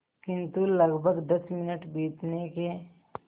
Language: Hindi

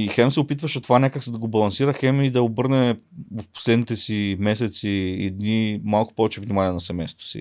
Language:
Bulgarian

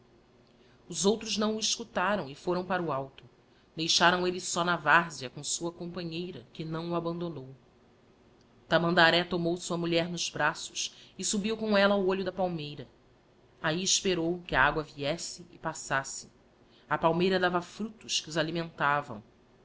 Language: Portuguese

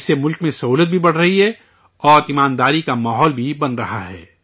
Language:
Urdu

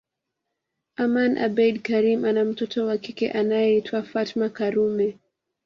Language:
Swahili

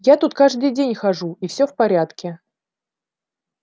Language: Russian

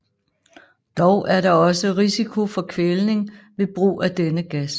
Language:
Danish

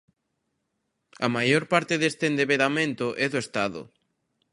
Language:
Galician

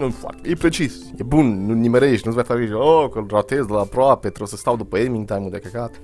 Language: Romanian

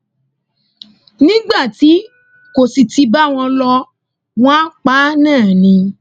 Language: Yoruba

